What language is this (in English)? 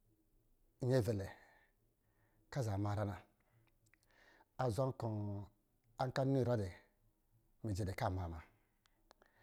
Lijili